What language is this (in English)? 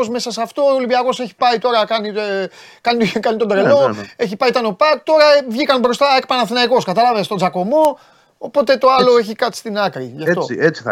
Greek